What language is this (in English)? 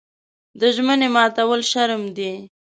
Pashto